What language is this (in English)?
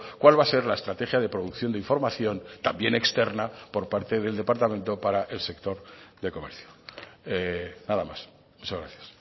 Spanish